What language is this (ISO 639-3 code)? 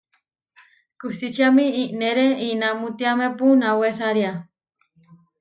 var